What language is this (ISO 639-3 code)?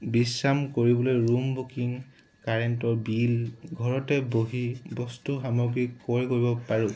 asm